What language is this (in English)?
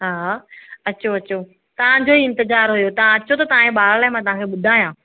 Sindhi